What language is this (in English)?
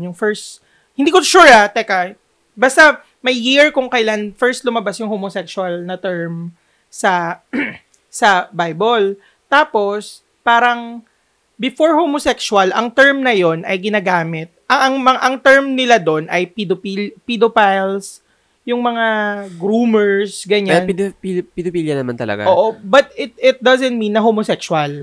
Filipino